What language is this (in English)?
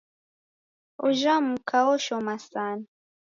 Taita